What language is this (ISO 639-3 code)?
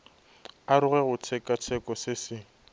nso